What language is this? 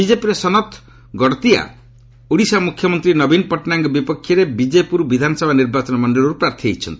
Odia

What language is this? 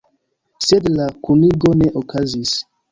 Esperanto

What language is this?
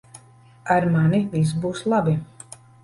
Latvian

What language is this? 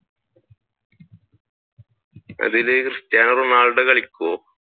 Malayalam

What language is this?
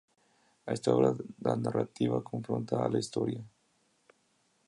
Spanish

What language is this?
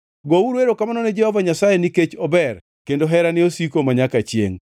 Luo (Kenya and Tanzania)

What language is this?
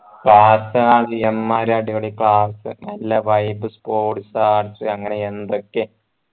Malayalam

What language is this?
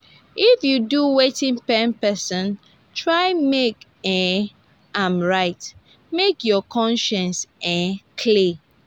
Nigerian Pidgin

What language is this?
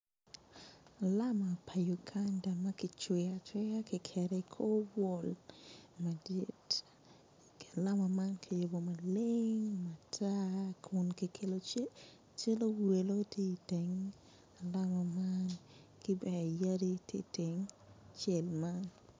Acoli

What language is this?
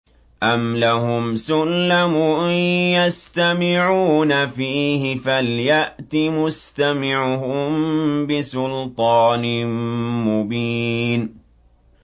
Arabic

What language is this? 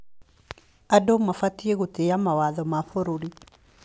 Kikuyu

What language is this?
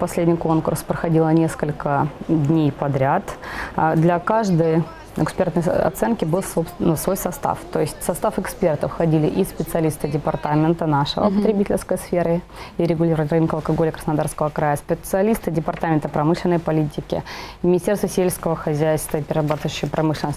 Russian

